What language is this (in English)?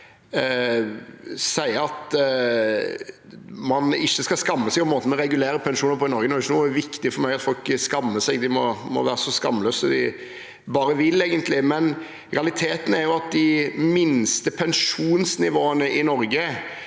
Norwegian